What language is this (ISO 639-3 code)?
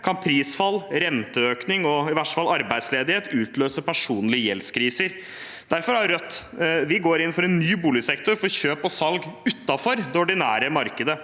nor